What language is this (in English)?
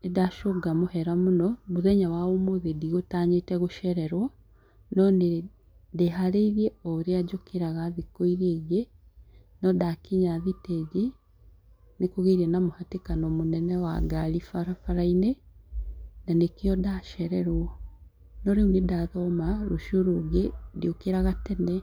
Kikuyu